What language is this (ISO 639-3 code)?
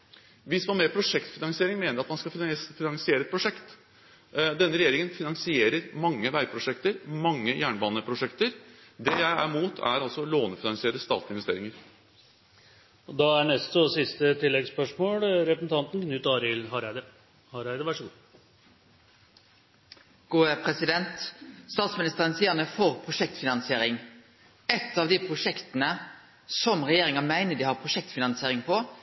nor